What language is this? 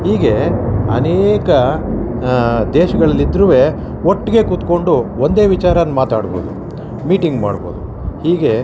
Kannada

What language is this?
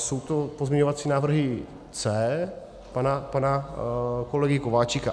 Czech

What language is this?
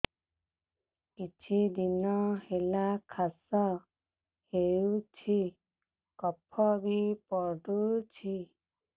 Odia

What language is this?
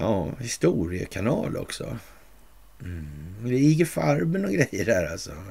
Swedish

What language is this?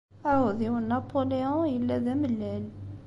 Kabyle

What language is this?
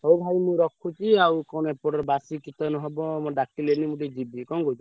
Odia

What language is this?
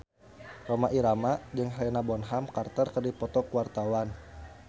Sundanese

